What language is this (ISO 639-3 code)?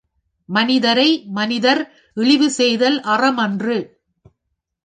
tam